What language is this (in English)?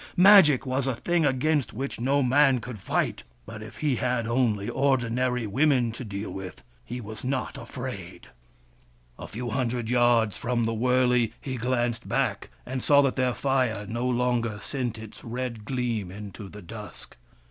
English